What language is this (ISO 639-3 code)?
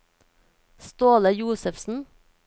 nor